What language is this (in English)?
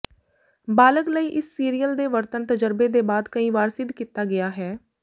Punjabi